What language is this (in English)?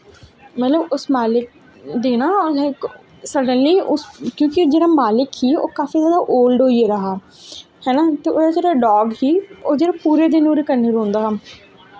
Dogri